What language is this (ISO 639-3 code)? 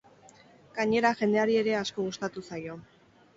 eus